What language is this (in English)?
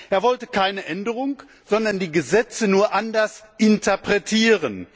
German